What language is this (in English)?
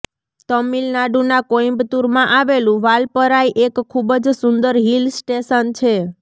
Gujarati